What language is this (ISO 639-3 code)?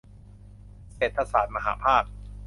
tha